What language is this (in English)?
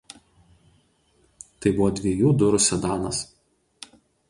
Lithuanian